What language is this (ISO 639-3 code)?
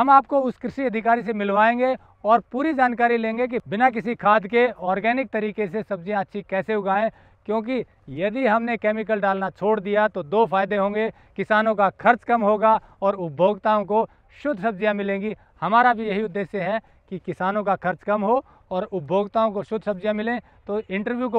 hin